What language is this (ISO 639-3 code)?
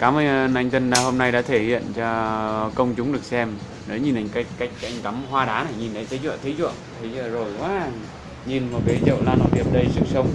vie